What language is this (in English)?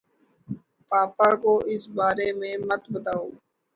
Urdu